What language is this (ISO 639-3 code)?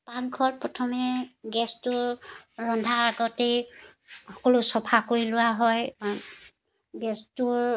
asm